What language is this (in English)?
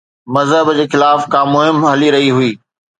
Sindhi